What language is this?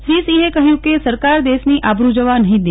Gujarati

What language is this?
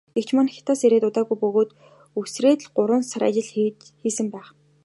Mongolian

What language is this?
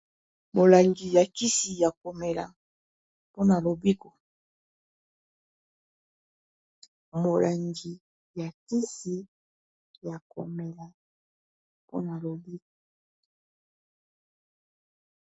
Lingala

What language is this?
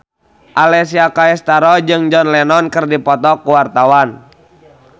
Sundanese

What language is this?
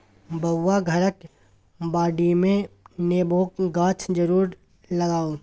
Maithili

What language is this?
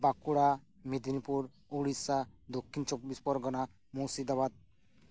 Santali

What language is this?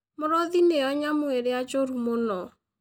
Kikuyu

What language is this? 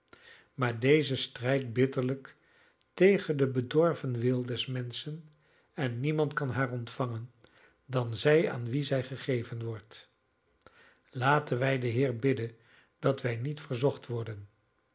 Dutch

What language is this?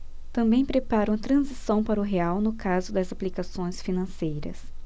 Portuguese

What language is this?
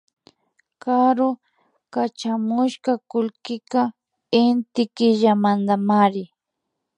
Imbabura Highland Quichua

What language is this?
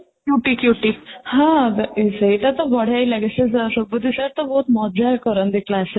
Odia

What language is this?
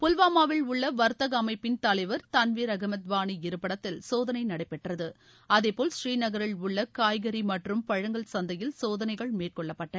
Tamil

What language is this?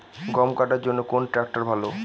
Bangla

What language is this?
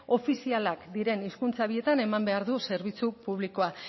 Basque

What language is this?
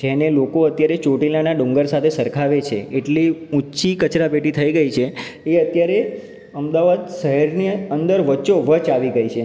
Gujarati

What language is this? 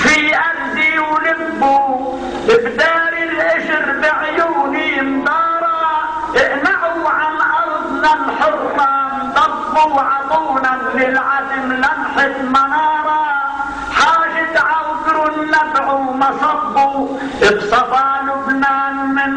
Arabic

